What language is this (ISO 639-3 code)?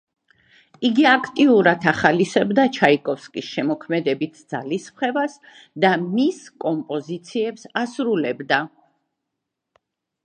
kat